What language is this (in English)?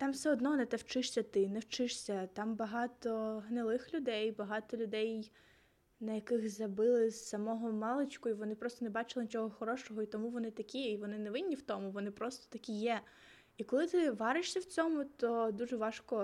Ukrainian